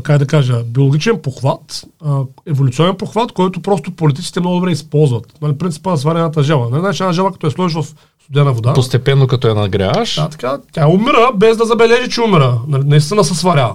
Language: Bulgarian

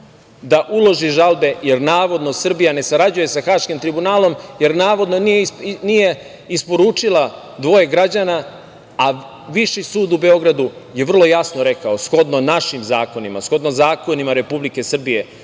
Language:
Serbian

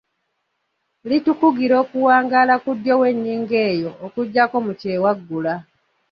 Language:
Ganda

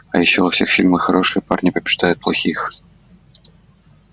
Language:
Russian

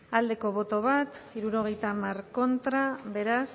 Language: Basque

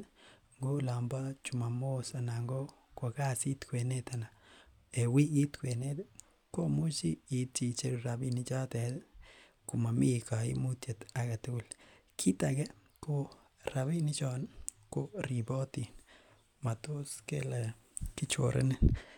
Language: Kalenjin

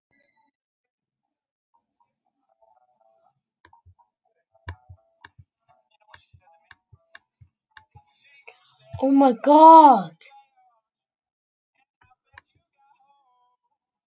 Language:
Icelandic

